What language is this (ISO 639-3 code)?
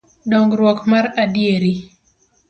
luo